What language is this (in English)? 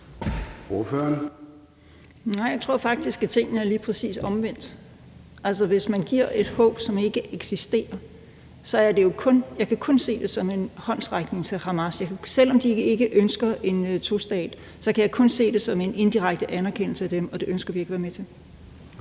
Danish